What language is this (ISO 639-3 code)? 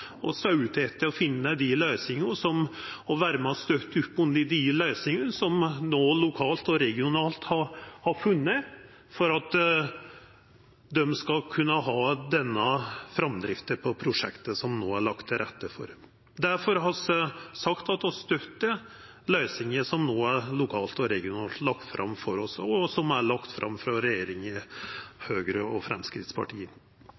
nno